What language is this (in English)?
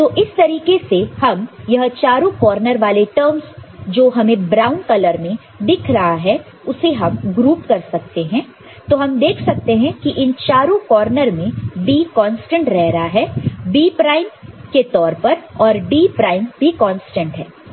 Hindi